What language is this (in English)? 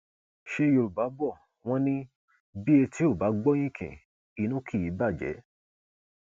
Yoruba